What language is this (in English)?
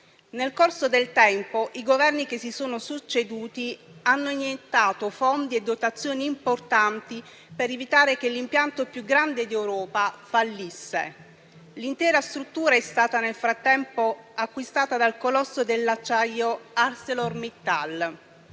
Italian